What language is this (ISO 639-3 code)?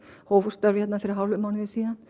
isl